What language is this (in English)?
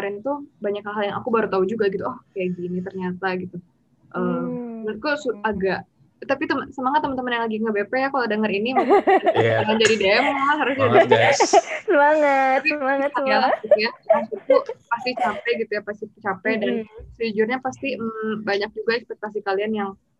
Indonesian